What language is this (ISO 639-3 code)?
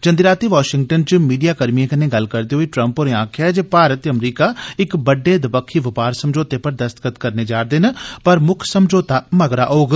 doi